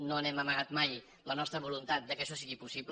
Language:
Catalan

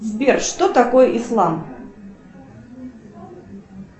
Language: Russian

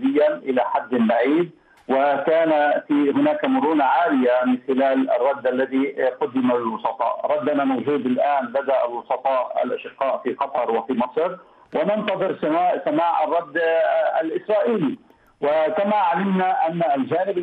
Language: Arabic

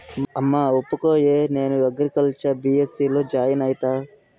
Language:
Telugu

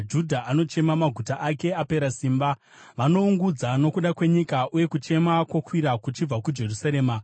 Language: Shona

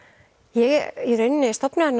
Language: Icelandic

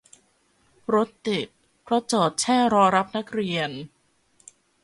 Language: Thai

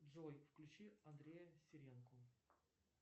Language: Russian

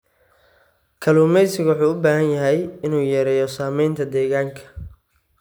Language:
Somali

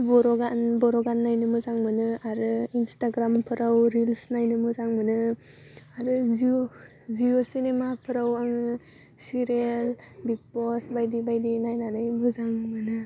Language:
Bodo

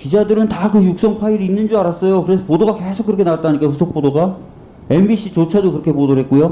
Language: Korean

